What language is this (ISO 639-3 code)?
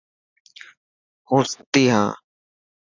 mki